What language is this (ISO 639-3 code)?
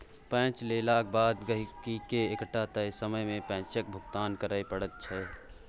mai